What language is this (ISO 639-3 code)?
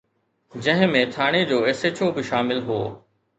snd